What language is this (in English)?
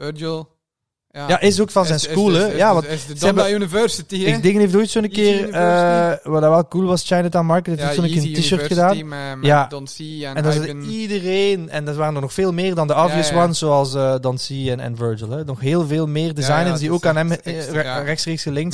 Dutch